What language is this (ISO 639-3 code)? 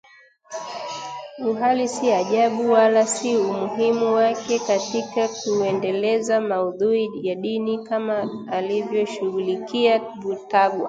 swa